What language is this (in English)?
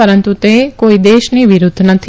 Gujarati